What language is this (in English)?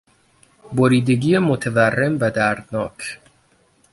Persian